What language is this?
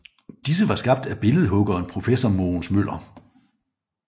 Danish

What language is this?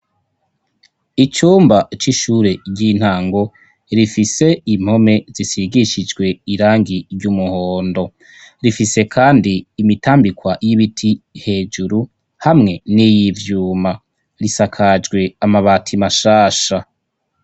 Rundi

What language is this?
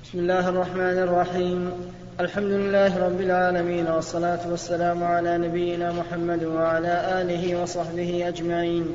Arabic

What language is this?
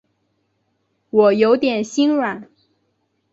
Chinese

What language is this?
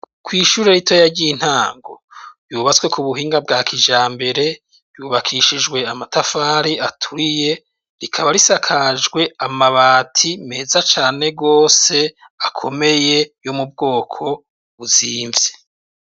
Rundi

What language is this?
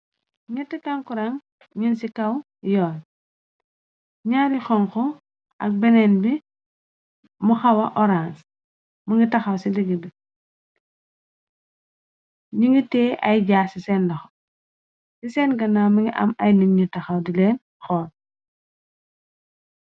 Wolof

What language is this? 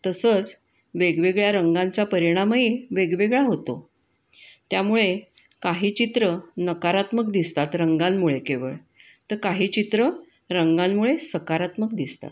Marathi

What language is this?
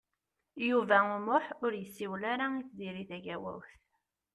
Kabyle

